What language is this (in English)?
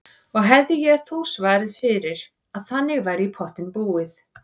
Icelandic